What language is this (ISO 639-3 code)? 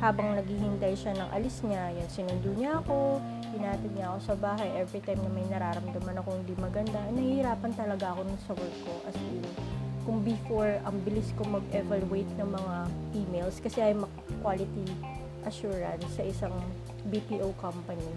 fil